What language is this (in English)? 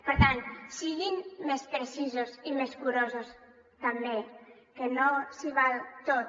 Catalan